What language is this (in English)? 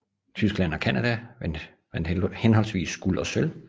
Danish